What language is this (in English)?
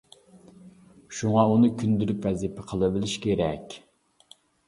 Uyghur